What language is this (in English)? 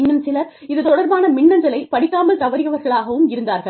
Tamil